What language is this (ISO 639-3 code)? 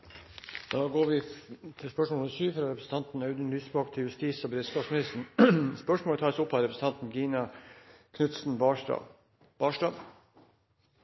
nor